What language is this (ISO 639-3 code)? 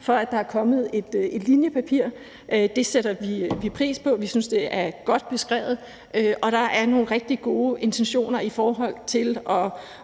dan